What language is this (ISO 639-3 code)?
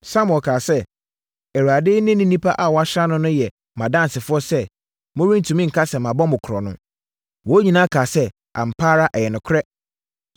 aka